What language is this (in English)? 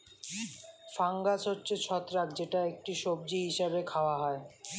Bangla